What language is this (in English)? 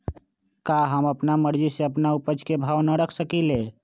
Magahi